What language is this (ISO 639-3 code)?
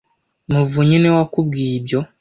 kin